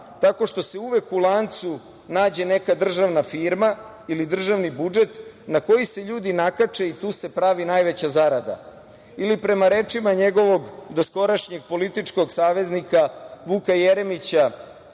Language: Serbian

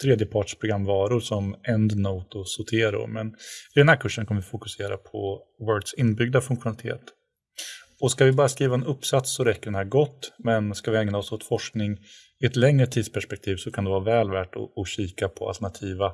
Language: Swedish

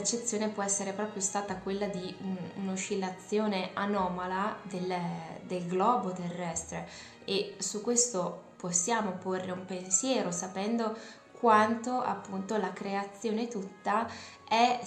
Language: Italian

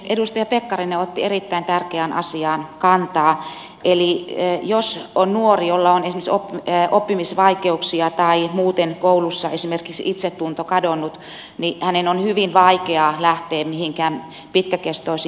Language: Finnish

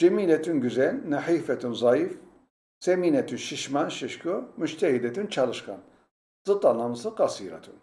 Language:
Turkish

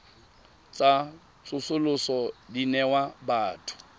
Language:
Tswana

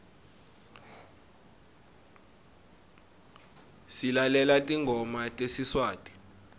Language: Swati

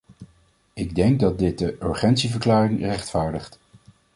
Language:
Dutch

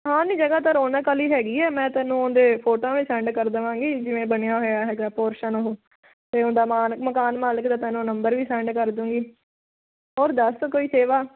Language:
Punjabi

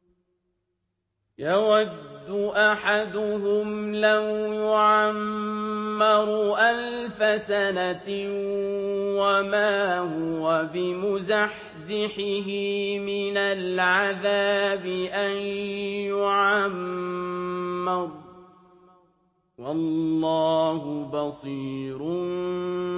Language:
Arabic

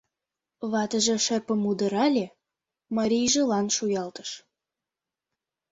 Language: Mari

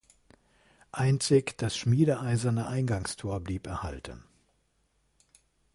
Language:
German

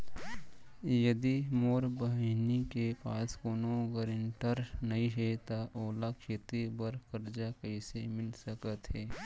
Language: Chhattisgarhi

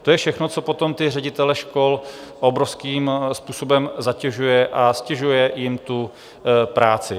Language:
Czech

